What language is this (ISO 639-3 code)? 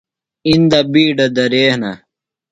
phl